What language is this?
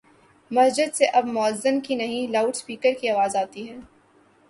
Urdu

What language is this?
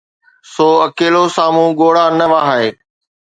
Sindhi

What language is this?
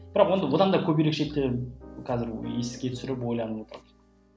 Kazakh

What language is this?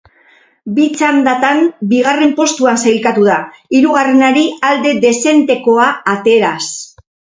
Basque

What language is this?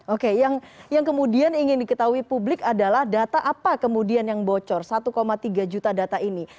Indonesian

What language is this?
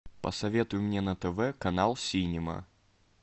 Russian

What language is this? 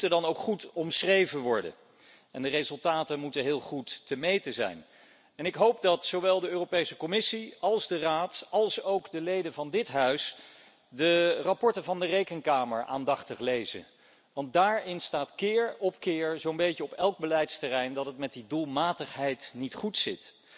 Dutch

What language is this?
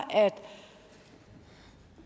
Danish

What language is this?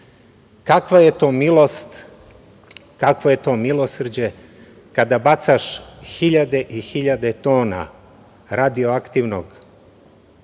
Serbian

